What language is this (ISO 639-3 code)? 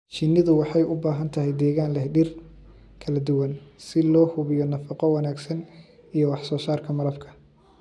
som